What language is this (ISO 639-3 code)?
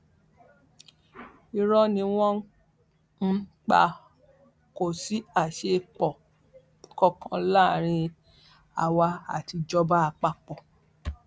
yor